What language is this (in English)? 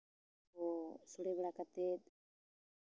Santali